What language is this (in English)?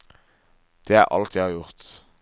Norwegian